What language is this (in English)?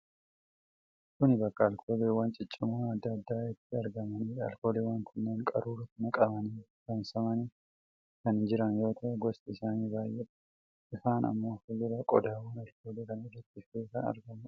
Oromo